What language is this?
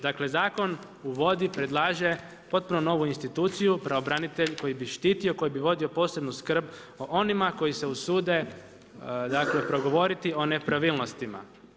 Croatian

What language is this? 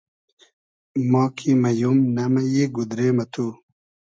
Hazaragi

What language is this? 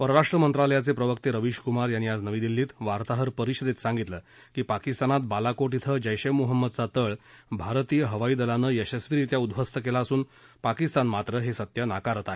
Marathi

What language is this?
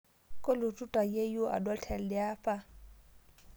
Masai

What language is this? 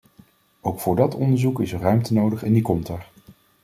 Dutch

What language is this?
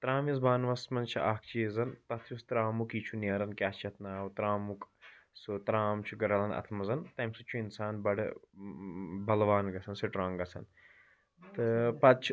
Kashmiri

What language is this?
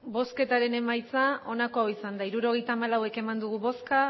Basque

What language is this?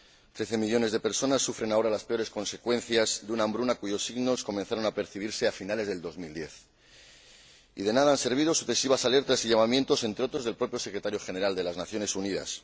Spanish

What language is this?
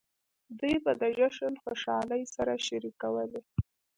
Pashto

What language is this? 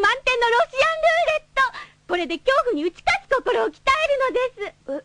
Japanese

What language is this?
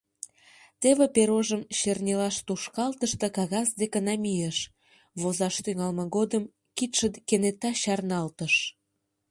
Mari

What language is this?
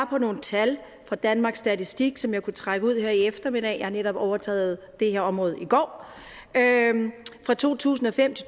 Danish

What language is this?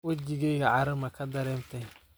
Somali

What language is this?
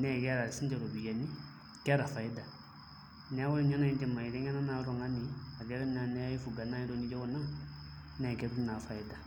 Masai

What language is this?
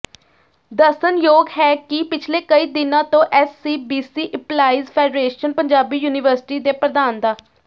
Punjabi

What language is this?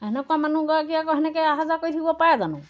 Assamese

